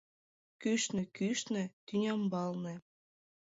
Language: Mari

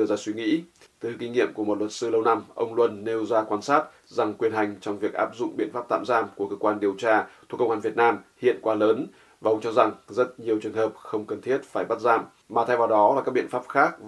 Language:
Vietnamese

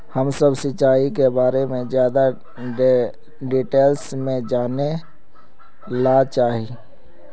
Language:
Magahi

